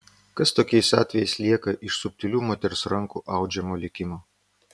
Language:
Lithuanian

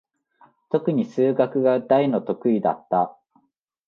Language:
Japanese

